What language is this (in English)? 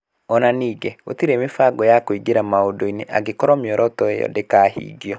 Kikuyu